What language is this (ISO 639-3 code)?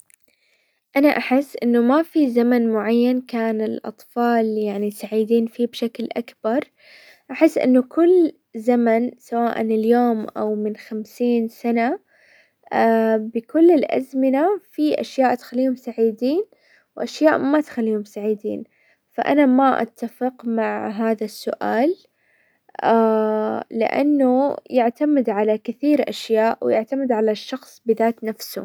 acw